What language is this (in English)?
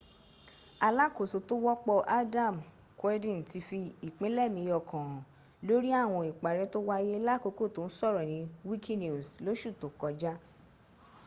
Yoruba